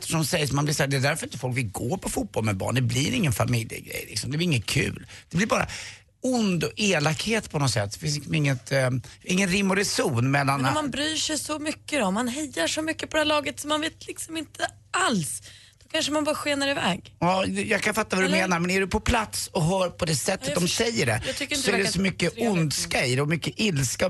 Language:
Swedish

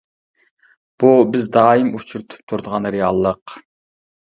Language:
Uyghur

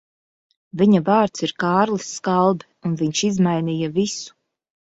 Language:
Latvian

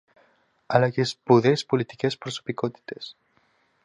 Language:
Greek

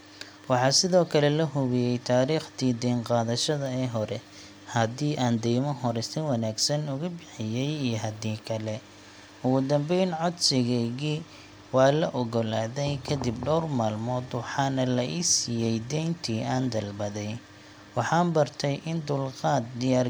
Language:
Somali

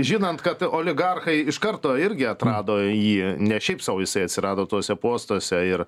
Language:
Lithuanian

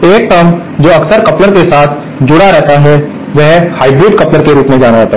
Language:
Hindi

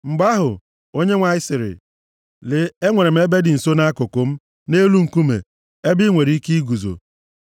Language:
Igbo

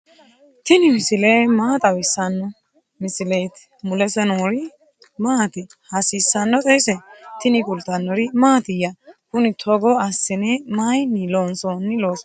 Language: Sidamo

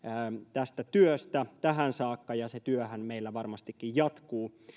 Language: Finnish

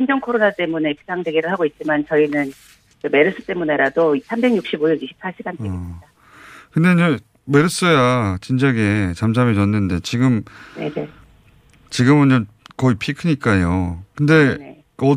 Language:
Korean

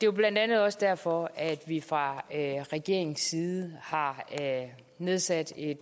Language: Danish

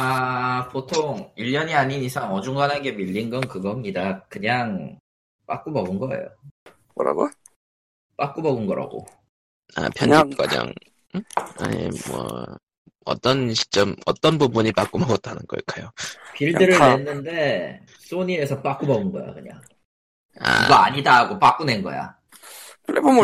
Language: Korean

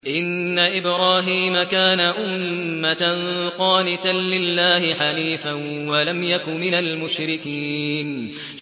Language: Arabic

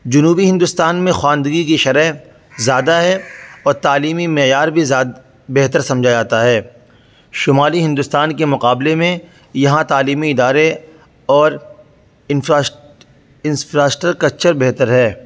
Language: Urdu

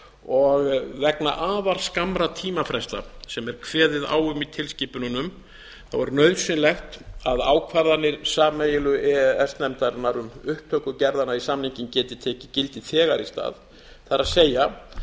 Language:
Icelandic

